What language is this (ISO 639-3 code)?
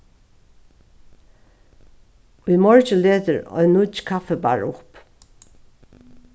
fao